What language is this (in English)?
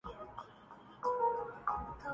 Urdu